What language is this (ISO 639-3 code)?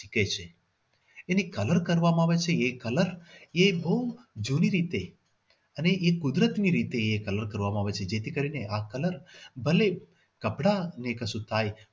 guj